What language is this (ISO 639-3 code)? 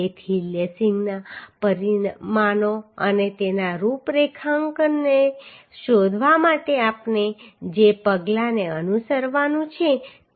guj